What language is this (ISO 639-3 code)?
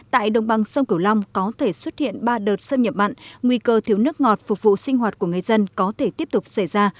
vie